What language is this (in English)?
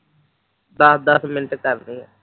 Punjabi